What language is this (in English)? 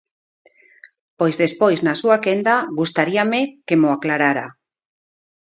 Galician